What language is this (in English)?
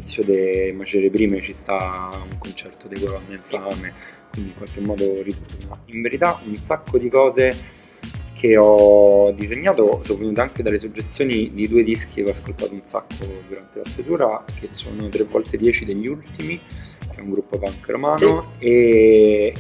Italian